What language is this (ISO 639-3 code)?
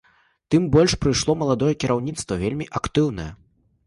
bel